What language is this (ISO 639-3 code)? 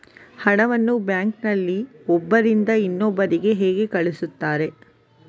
kan